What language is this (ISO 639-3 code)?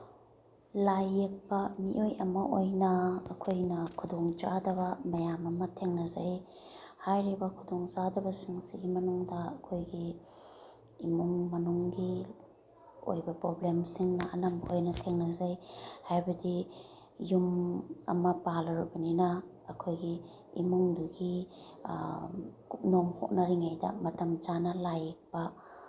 mni